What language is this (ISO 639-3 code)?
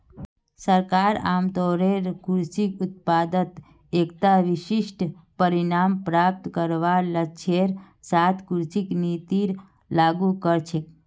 mag